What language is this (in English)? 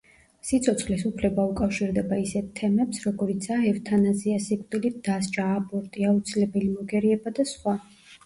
Georgian